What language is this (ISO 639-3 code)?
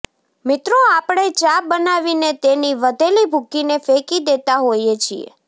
guj